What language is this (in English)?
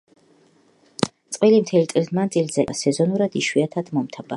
Georgian